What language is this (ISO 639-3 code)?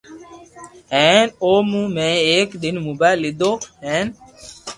lrk